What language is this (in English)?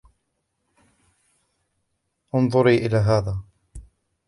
Arabic